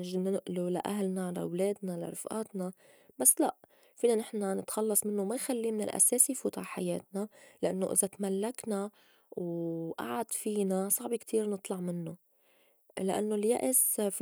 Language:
North Levantine Arabic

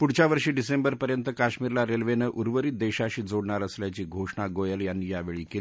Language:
Marathi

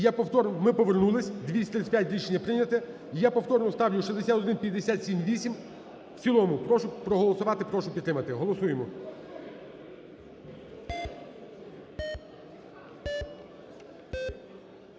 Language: Ukrainian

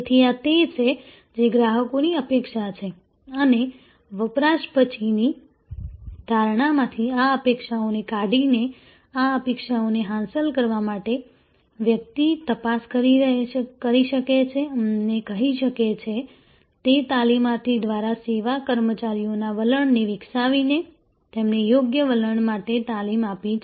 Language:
Gujarati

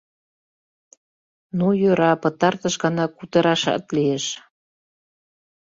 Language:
Mari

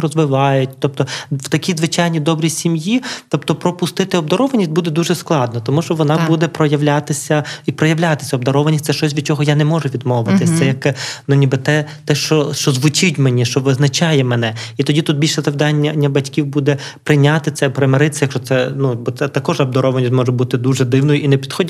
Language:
Ukrainian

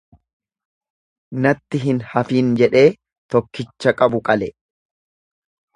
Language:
Oromo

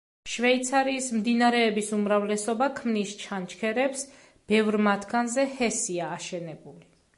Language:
Georgian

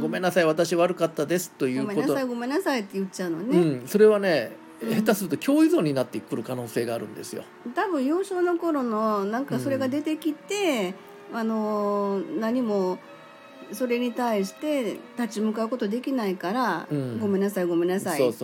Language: Japanese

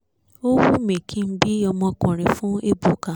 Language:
Yoruba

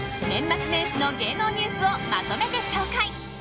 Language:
Japanese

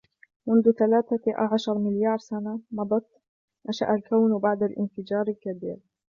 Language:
Arabic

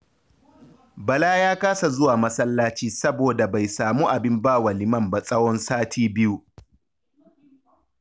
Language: Hausa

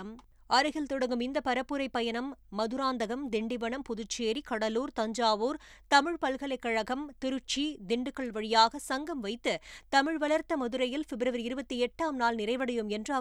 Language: Tamil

